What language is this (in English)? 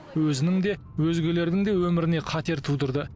Kazakh